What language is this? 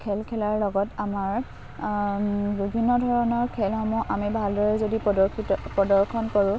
Assamese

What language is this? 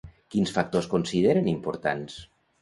Catalan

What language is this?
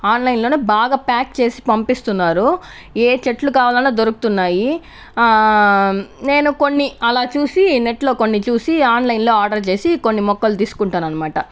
Telugu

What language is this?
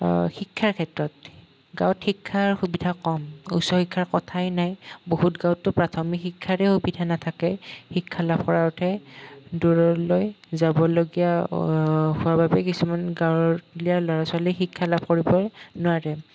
Assamese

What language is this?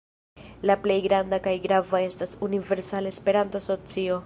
Esperanto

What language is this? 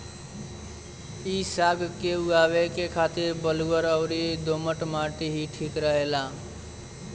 Bhojpuri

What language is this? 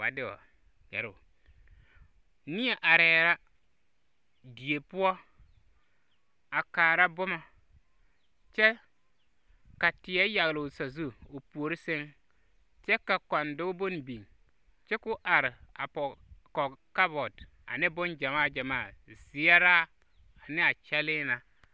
Southern Dagaare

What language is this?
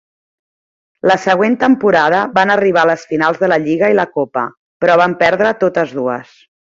Catalan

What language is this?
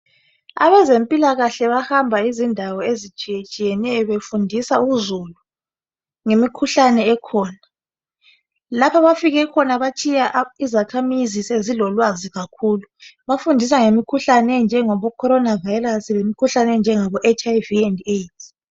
North Ndebele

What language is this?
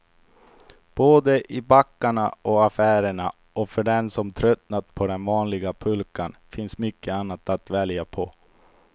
Swedish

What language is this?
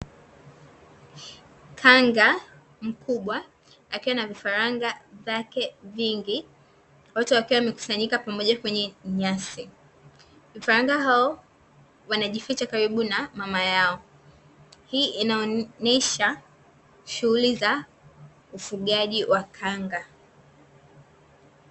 Swahili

